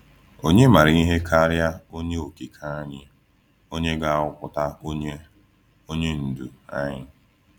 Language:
Igbo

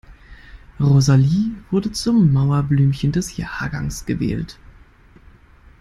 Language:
German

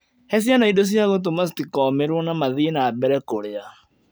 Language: Kikuyu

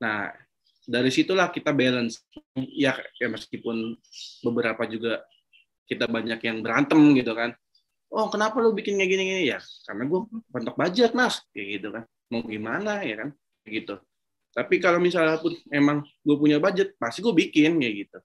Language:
Indonesian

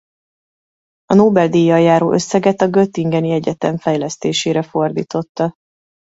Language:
Hungarian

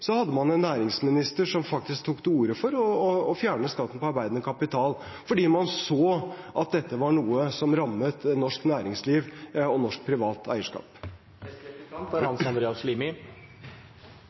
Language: Norwegian Bokmål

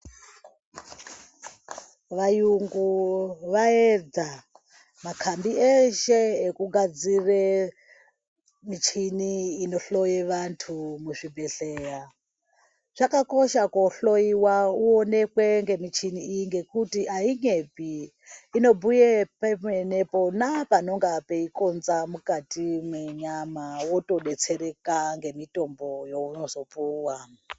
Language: Ndau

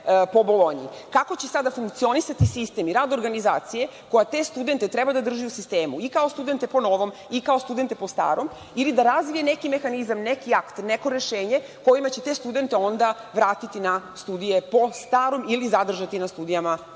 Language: Serbian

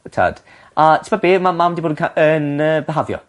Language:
Welsh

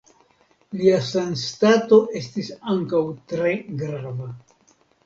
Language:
Esperanto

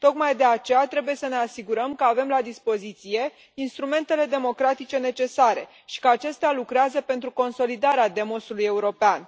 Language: Romanian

